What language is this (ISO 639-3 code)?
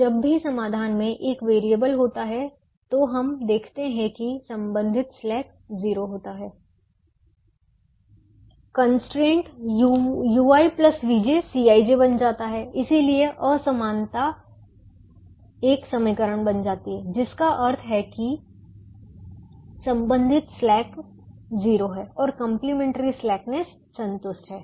hin